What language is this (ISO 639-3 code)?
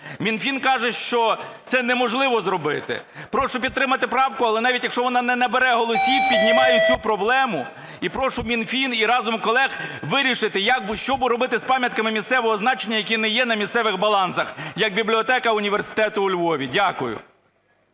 ukr